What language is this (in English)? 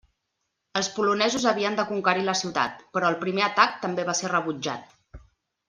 Catalan